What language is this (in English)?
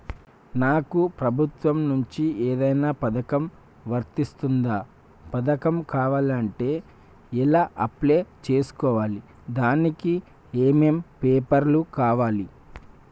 Telugu